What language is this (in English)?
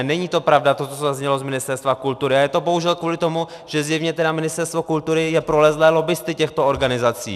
Czech